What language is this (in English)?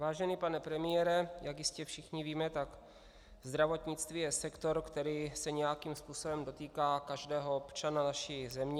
Czech